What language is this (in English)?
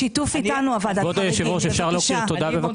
Hebrew